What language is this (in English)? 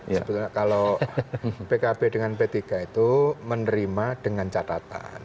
Indonesian